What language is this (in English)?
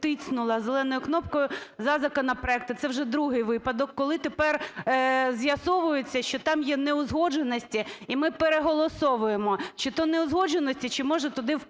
Ukrainian